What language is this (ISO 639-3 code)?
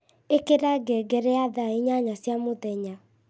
kik